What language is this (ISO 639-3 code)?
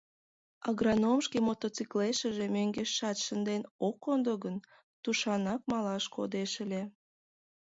chm